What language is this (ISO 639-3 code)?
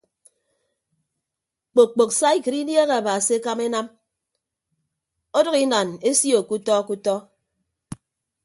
ibb